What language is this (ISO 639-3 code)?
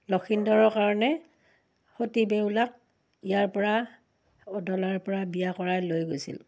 asm